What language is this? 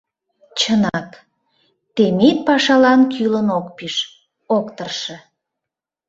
Mari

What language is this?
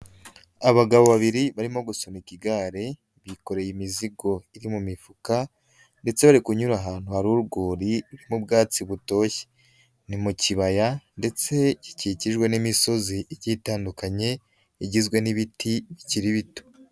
Kinyarwanda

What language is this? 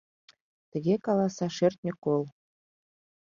Mari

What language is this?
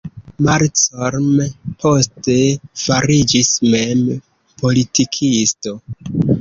Esperanto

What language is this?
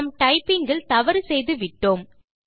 Tamil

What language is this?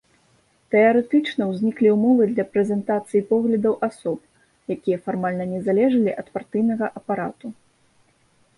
Belarusian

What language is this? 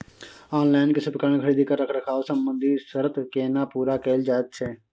Maithili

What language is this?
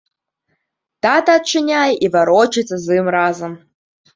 Belarusian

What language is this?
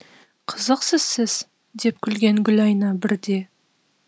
Kazakh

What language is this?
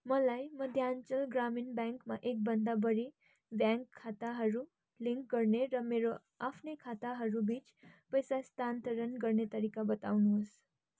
Nepali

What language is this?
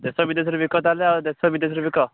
Odia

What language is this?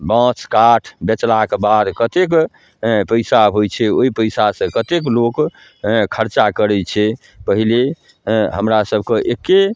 Maithili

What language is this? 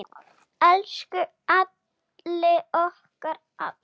Icelandic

